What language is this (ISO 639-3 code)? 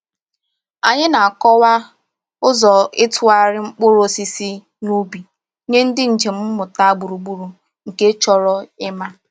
ibo